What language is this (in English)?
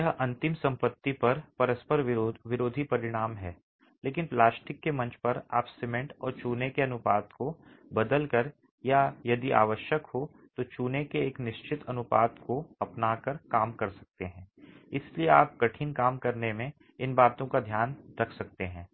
Hindi